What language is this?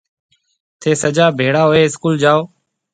Marwari (Pakistan)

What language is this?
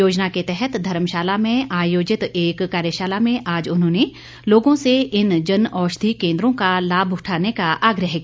Hindi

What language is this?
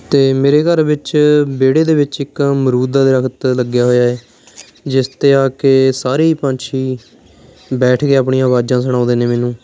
Punjabi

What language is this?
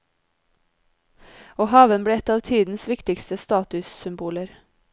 Norwegian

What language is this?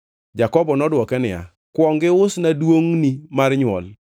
Luo (Kenya and Tanzania)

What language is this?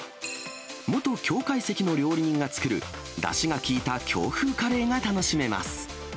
Japanese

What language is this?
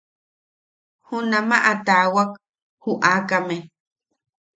Yaqui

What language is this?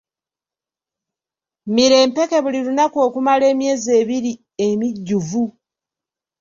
Ganda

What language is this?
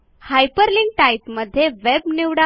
Marathi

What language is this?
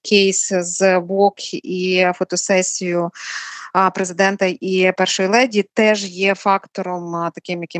Ukrainian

